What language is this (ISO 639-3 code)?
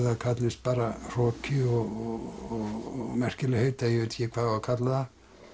isl